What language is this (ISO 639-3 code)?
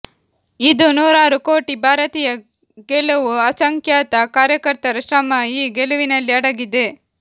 kan